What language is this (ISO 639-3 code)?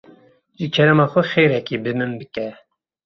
kur